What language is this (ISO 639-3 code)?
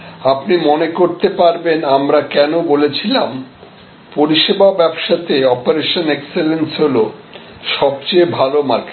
ben